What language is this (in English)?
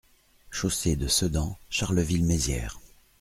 French